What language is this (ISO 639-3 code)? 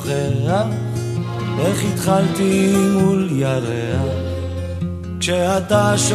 heb